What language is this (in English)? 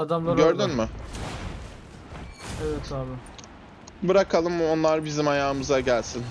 Turkish